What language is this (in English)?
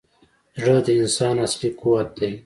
Pashto